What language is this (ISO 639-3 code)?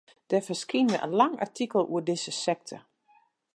fry